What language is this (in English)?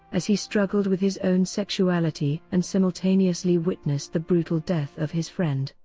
English